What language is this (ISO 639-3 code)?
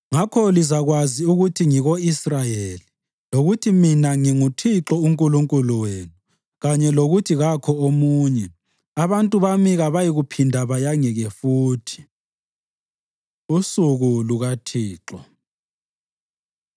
nde